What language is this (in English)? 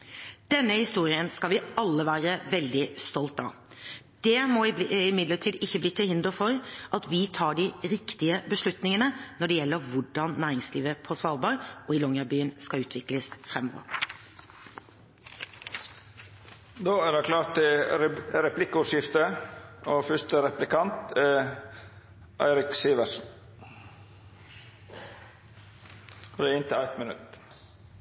Norwegian